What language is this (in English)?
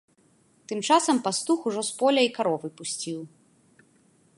Belarusian